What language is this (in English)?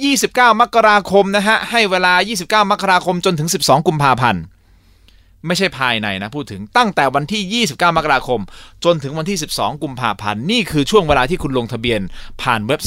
Thai